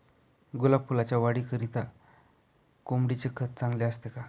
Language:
Marathi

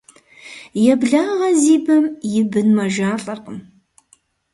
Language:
Kabardian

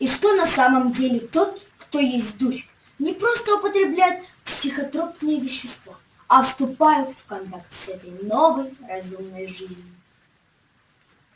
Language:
Russian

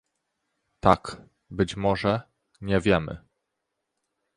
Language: Polish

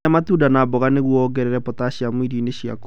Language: Kikuyu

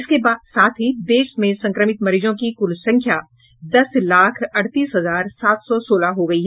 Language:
Hindi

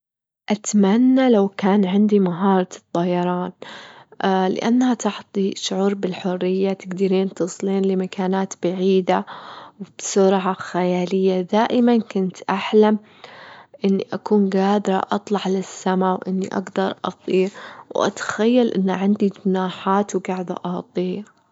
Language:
Gulf Arabic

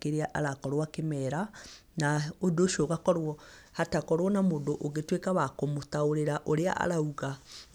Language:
Kikuyu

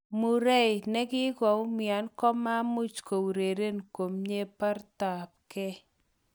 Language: Kalenjin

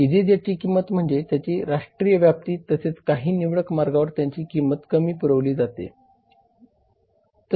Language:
Marathi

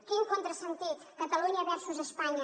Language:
Catalan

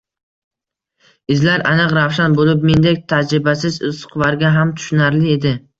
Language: Uzbek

